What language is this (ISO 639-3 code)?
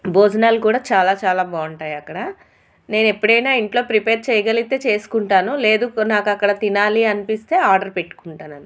tel